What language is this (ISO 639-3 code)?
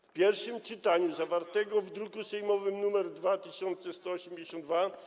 pol